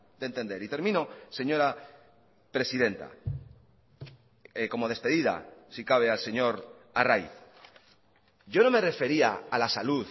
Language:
Spanish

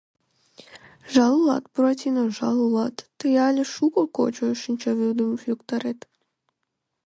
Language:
Mari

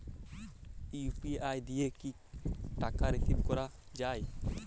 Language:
Bangla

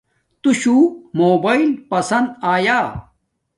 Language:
Domaaki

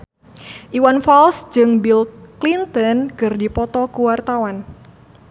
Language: Sundanese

